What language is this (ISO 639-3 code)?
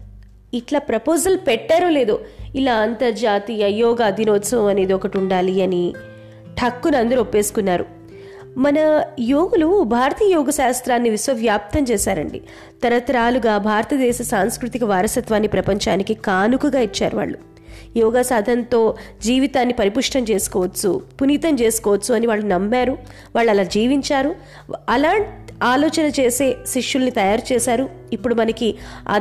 tel